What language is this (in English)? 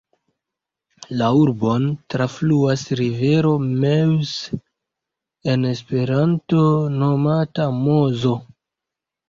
Esperanto